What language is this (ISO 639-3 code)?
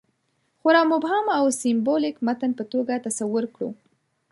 pus